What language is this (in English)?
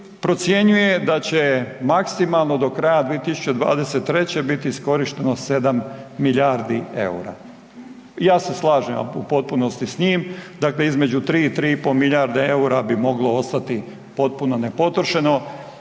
Croatian